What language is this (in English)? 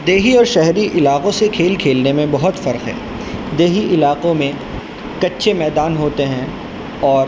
Urdu